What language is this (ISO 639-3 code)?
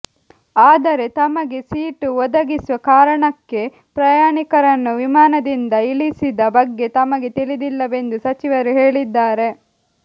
kan